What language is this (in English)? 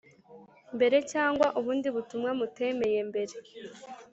Kinyarwanda